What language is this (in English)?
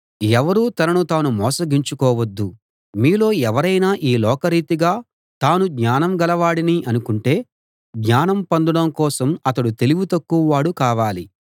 Telugu